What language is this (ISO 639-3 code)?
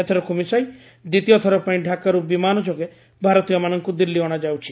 ori